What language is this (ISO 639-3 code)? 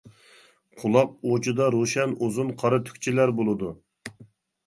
uig